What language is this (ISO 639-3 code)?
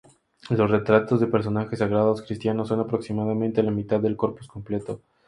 spa